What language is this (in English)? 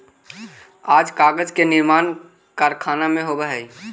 Magahi